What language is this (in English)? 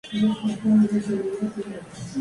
Spanish